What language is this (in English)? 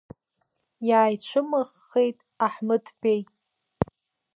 Abkhazian